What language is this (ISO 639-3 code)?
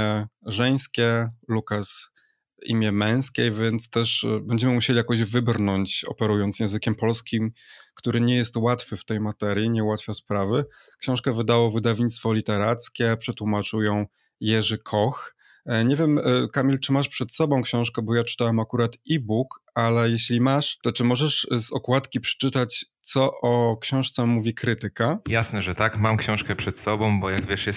pol